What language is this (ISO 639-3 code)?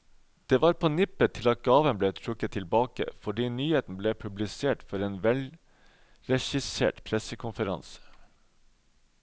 nor